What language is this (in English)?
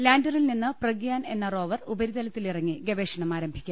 Malayalam